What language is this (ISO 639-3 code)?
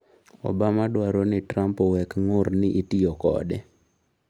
luo